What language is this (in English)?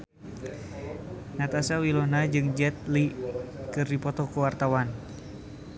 Sundanese